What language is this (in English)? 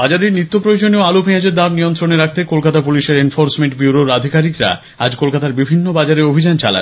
Bangla